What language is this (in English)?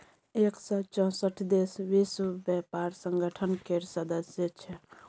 Maithili